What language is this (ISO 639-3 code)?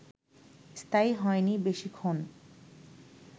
ben